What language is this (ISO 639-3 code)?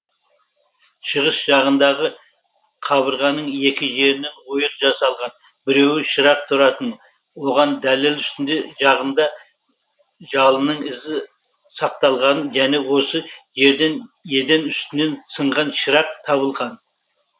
kaz